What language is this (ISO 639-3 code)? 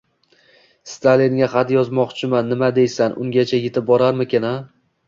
uzb